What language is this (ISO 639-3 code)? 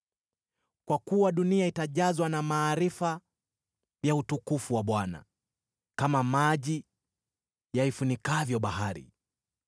swa